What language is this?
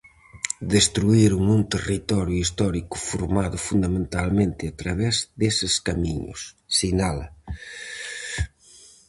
Galician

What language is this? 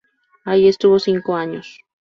Spanish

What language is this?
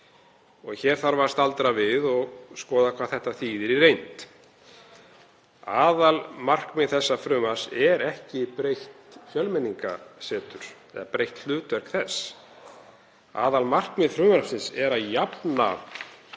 Icelandic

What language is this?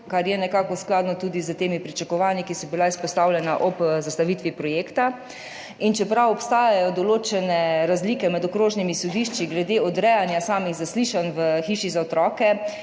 Slovenian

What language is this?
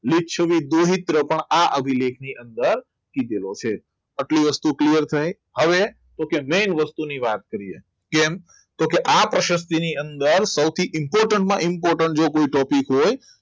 Gujarati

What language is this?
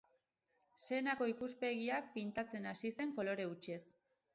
Basque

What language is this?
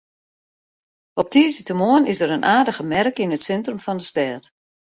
Western Frisian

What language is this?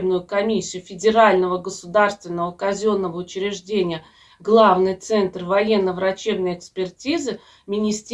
Russian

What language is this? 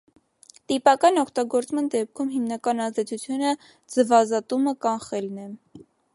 Armenian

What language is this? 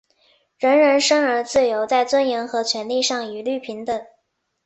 Chinese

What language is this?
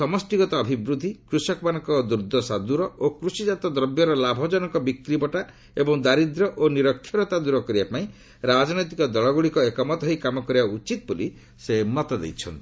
Odia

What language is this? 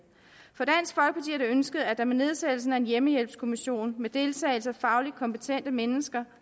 Danish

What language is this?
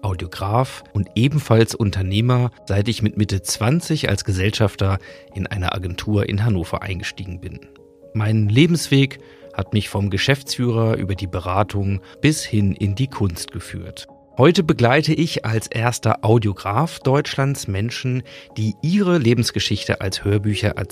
German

